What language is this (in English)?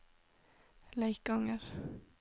Norwegian